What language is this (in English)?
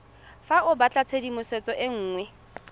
Tswana